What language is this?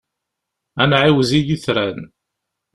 Kabyle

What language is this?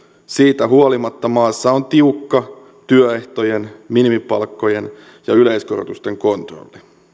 Finnish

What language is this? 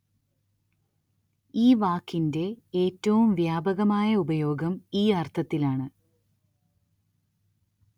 Malayalam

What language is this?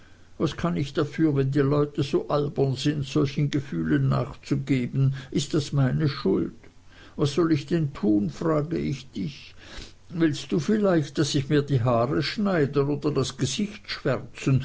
German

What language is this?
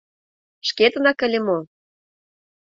Mari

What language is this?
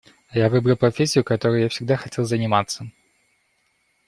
Russian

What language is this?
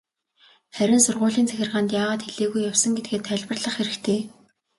Mongolian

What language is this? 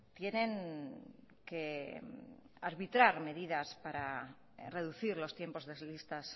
Spanish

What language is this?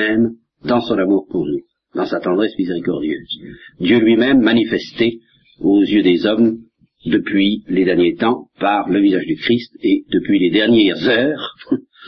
French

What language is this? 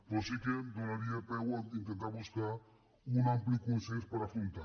Catalan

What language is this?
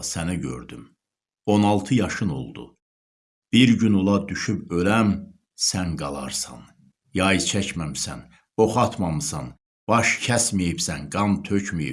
Turkish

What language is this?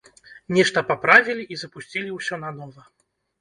Belarusian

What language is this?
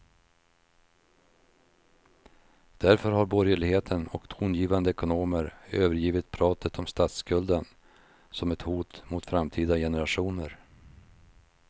Swedish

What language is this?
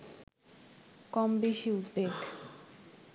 Bangla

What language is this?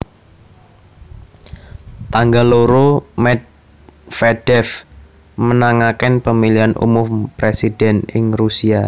Javanese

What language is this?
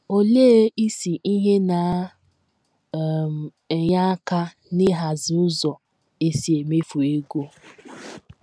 Igbo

